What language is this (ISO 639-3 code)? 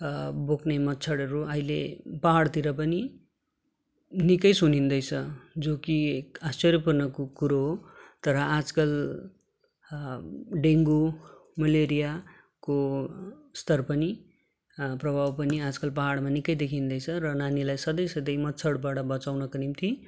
nep